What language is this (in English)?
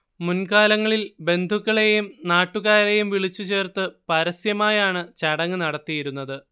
Malayalam